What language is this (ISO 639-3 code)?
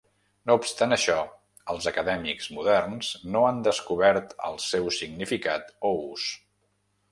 cat